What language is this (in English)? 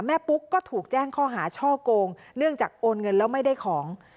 Thai